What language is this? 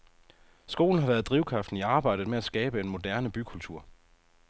Danish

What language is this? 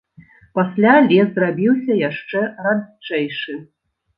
Belarusian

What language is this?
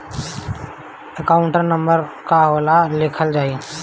Bhojpuri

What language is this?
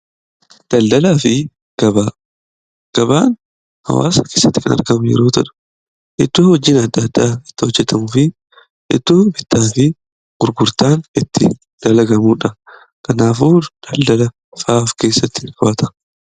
Oromo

